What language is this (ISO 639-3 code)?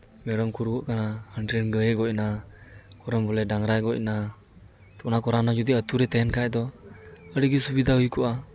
sat